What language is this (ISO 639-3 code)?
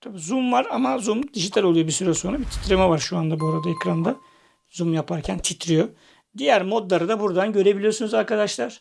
tur